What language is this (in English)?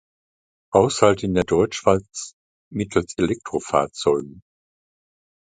German